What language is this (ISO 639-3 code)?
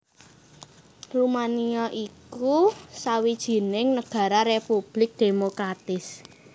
jav